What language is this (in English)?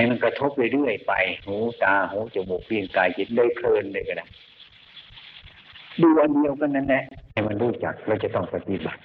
Thai